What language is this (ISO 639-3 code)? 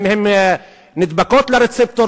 heb